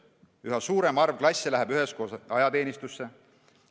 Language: Estonian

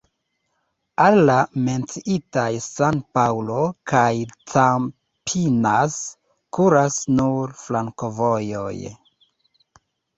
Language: Esperanto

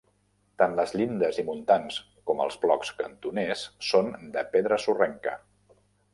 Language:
Catalan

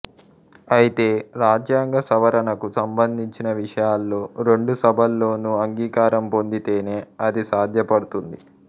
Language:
Telugu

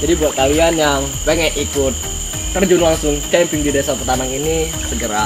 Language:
Indonesian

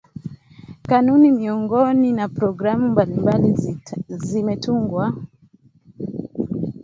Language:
Swahili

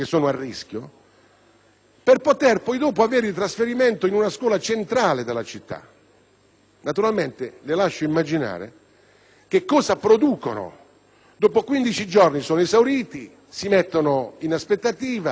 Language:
Italian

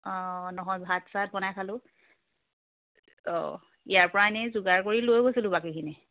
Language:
Assamese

